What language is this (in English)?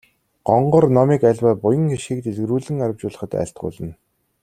Mongolian